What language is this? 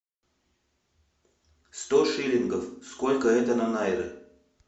Russian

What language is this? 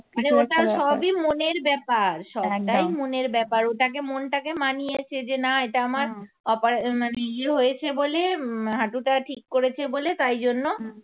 Bangla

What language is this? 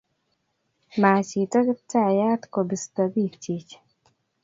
Kalenjin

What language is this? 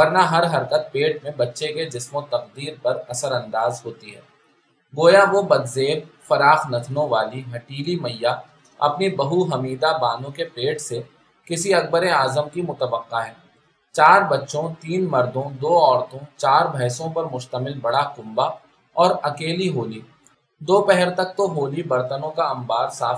Urdu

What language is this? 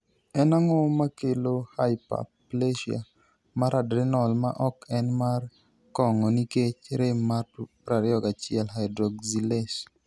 Luo (Kenya and Tanzania)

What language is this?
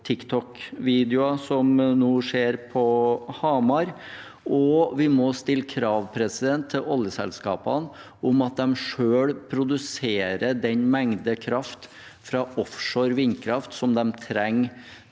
Norwegian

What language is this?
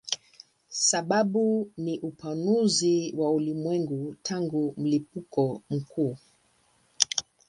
Swahili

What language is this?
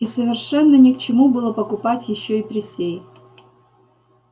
Russian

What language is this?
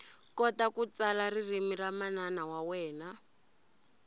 Tsonga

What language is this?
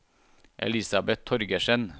Norwegian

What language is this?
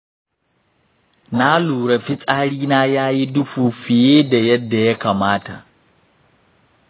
Hausa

